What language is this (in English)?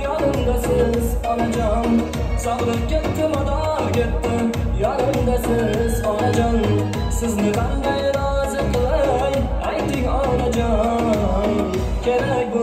Arabic